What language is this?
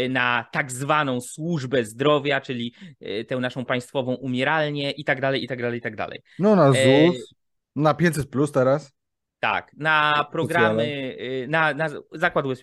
Polish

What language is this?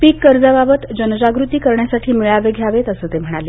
Marathi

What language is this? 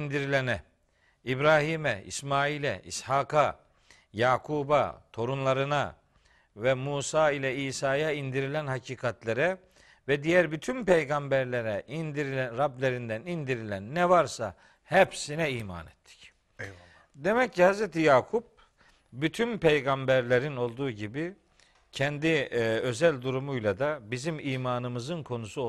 Turkish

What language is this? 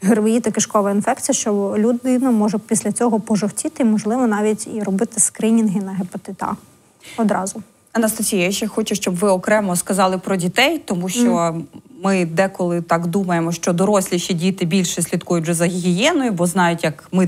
Ukrainian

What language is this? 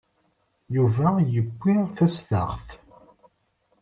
Kabyle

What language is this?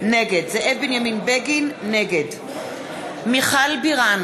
Hebrew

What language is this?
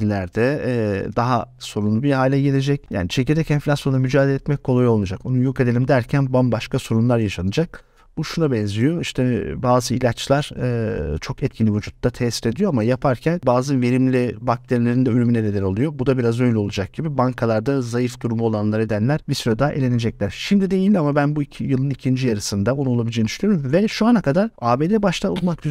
Turkish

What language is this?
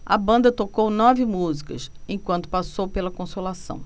Portuguese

